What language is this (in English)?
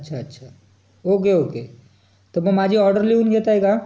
Marathi